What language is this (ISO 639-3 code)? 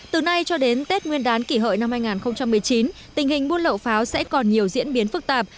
vie